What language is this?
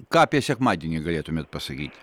Lithuanian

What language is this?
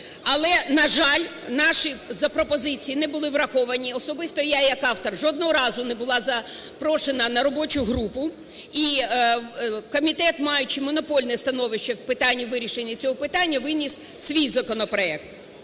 Ukrainian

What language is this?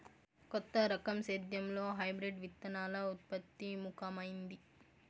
Telugu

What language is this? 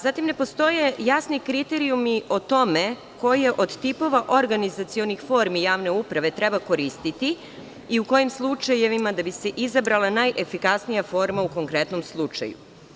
Serbian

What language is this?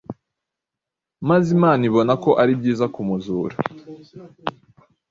Kinyarwanda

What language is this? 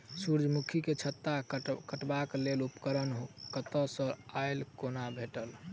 Maithili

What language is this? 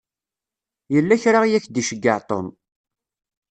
Kabyle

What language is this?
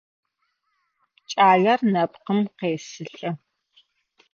Adyghe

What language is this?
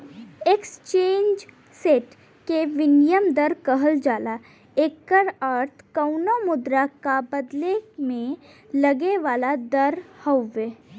Bhojpuri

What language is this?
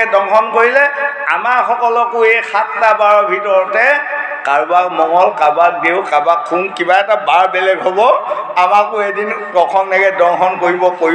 Bangla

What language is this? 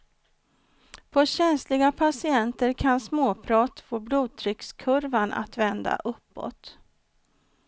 Swedish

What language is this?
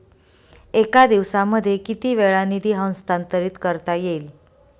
Marathi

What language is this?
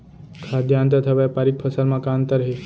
Chhattisgarhi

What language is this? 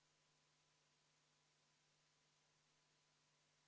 Estonian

